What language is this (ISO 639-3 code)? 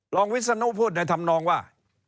tha